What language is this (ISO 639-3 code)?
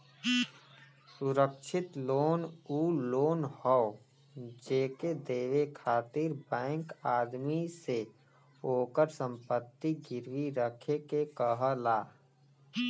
bho